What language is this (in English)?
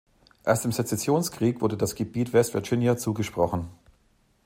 German